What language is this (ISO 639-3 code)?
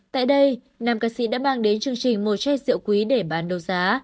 vie